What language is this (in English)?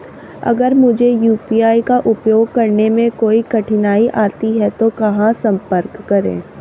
Hindi